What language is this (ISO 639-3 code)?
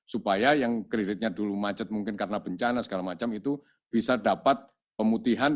ind